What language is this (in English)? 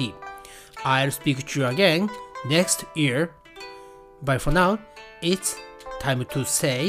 Japanese